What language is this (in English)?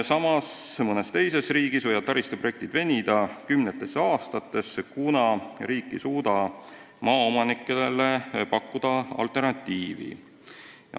Estonian